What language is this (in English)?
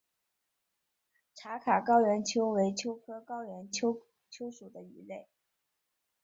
Chinese